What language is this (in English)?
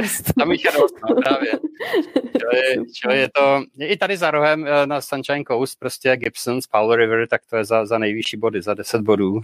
Czech